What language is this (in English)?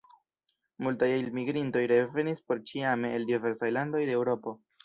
Esperanto